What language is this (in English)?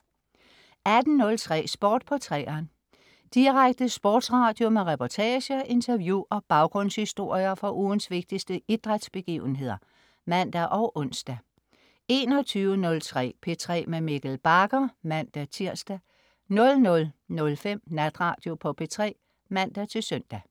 Danish